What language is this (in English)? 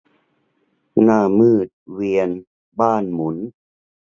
Thai